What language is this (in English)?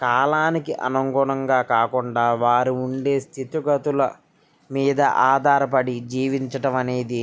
Telugu